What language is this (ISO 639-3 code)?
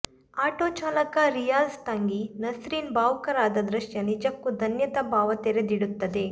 kan